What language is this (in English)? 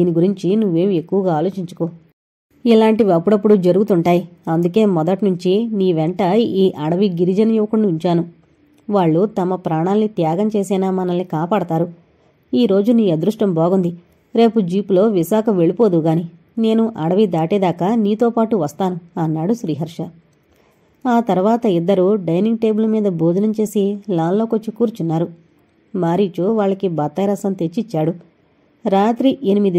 Telugu